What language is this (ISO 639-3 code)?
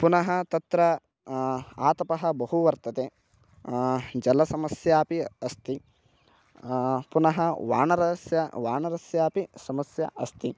san